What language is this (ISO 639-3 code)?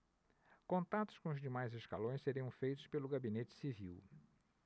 por